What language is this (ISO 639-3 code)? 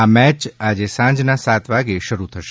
guj